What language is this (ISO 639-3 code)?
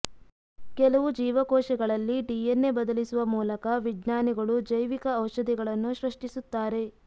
kan